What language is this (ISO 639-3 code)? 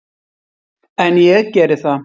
isl